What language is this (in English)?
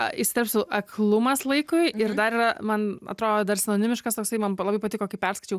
Lithuanian